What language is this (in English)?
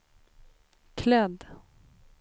Swedish